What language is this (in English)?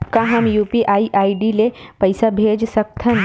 Chhattisgarhi